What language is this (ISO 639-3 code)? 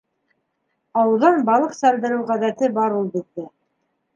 bak